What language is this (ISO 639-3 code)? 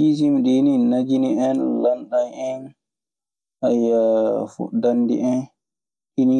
ffm